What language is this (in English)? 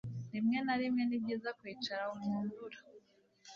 Kinyarwanda